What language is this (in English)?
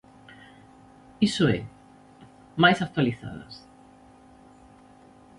Galician